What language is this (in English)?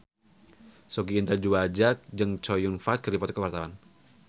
Sundanese